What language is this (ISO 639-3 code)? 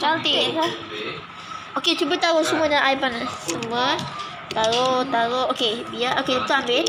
msa